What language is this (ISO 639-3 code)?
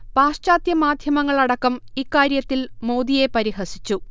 mal